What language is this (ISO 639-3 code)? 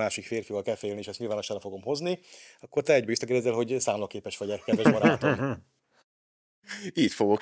hun